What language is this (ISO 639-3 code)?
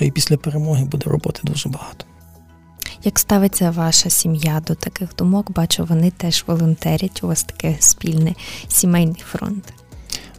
ukr